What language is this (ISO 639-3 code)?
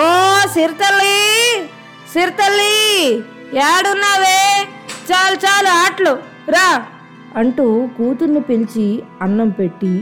tel